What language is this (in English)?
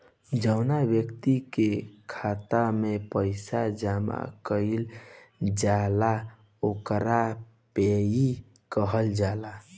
Bhojpuri